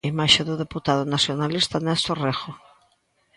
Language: Galician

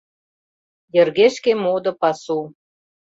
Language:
Mari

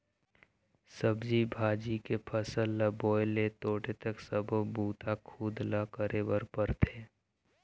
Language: Chhattisgarhi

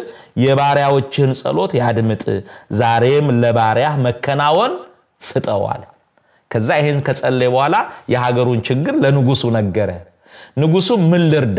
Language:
Arabic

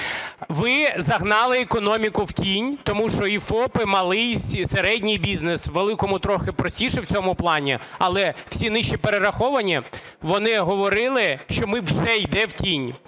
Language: Ukrainian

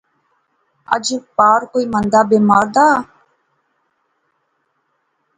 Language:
Pahari-Potwari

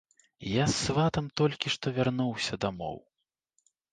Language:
Belarusian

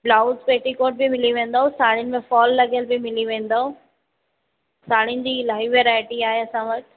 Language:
Sindhi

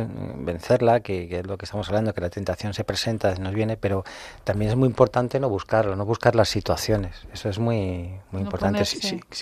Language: Spanish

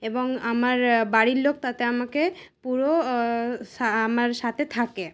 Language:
Bangla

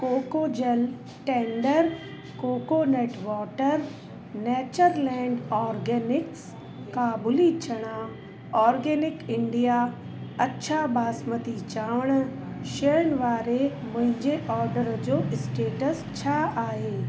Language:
Sindhi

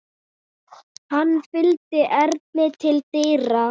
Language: Icelandic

